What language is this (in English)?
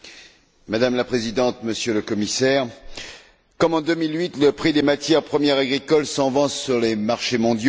French